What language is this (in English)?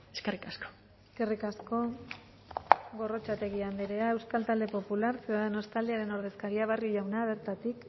Basque